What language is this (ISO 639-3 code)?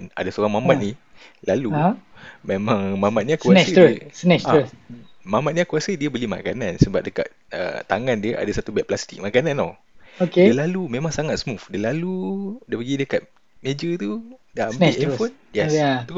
msa